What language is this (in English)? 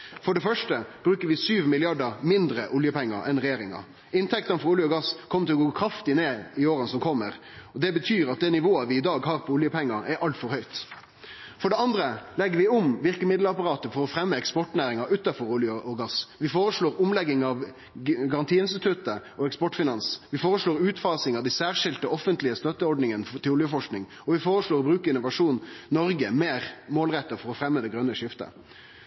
Norwegian Nynorsk